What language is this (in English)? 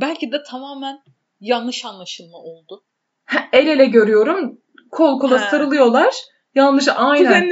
Turkish